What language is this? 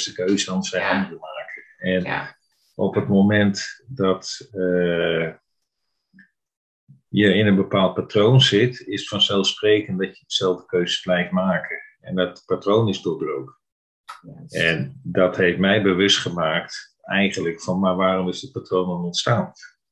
Dutch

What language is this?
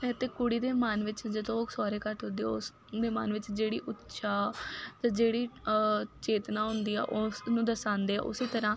Punjabi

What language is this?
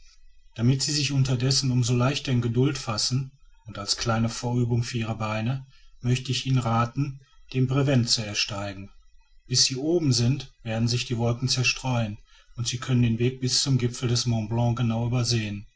German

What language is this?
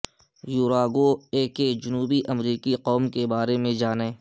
Urdu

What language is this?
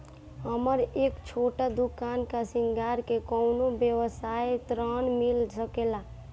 Bhojpuri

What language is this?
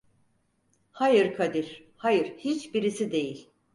Turkish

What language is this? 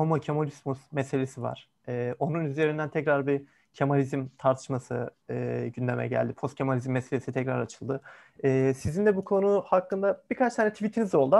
Turkish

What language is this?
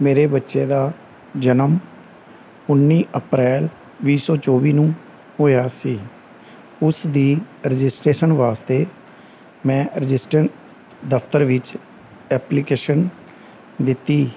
Punjabi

